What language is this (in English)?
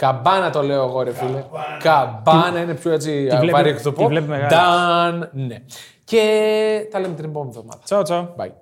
Greek